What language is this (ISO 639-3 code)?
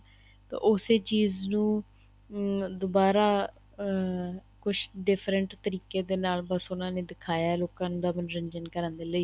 pan